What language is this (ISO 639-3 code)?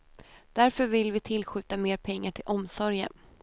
swe